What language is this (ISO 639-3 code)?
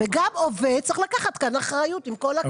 heb